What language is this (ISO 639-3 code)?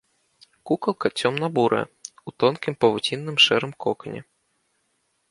bel